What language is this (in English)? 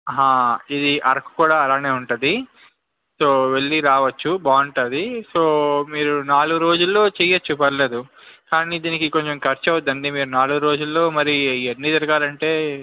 Telugu